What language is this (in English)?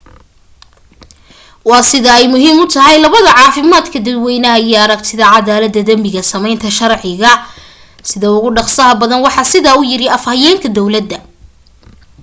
Somali